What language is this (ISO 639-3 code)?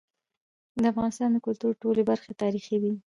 pus